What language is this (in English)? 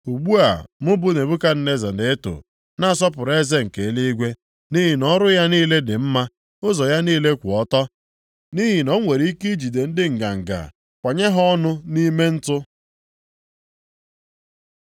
Igbo